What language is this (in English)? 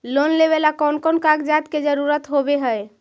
Magahi